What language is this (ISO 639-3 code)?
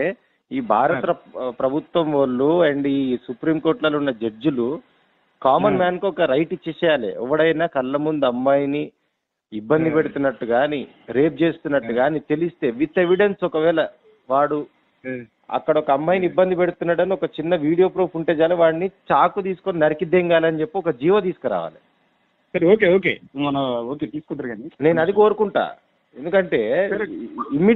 tel